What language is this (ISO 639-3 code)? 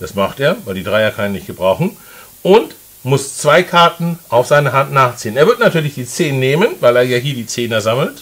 deu